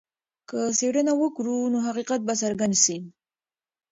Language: Pashto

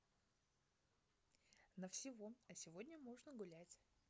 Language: Russian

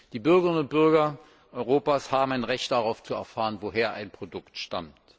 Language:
German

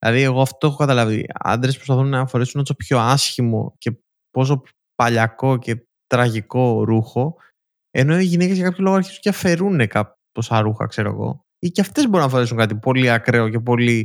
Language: Greek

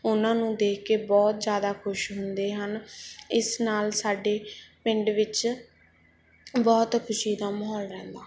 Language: Punjabi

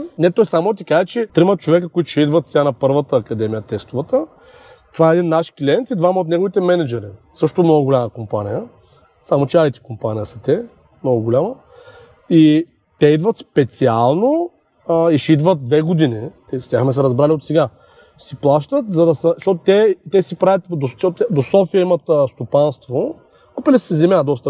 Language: Bulgarian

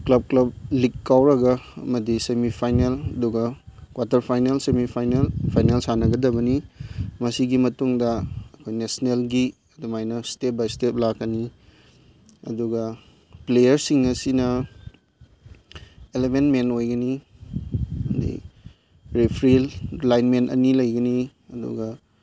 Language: Manipuri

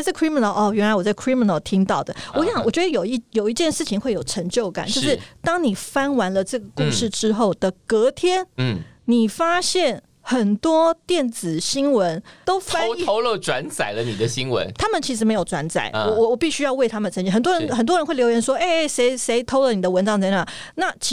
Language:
Chinese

